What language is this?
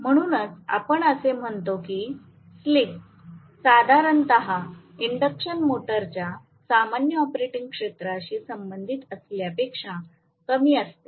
Marathi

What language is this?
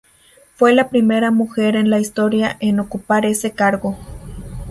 Spanish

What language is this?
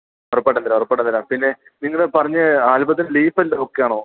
Malayalam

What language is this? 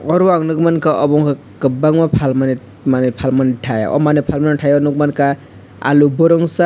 Kok Borok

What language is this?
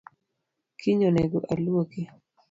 Luo (Kenya and Tanzania)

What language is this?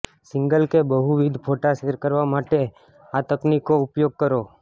Gujarati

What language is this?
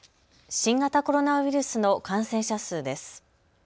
Japanese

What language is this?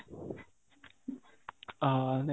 Odia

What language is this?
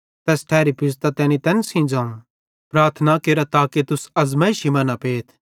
Bhadrawahi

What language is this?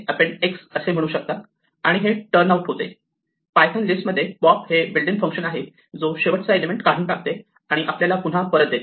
Marathi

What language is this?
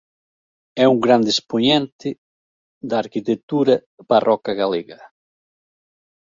Galician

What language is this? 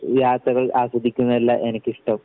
Malayalam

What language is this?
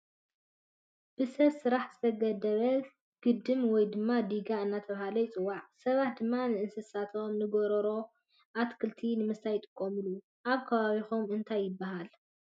Tigrinya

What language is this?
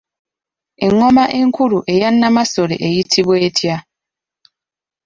Ganda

